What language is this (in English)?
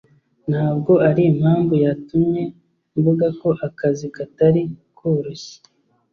Kinyarwanda